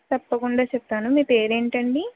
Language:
Telugu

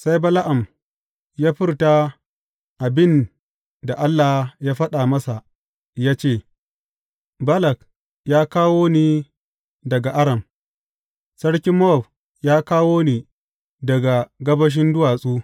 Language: Hausa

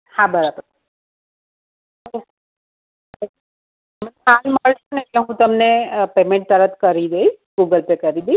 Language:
Gujarati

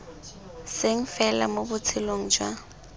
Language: Tswana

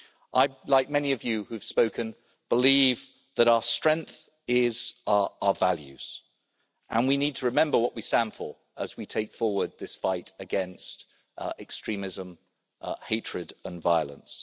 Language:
English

